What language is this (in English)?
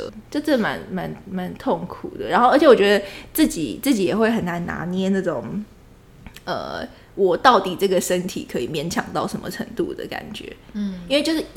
Chinese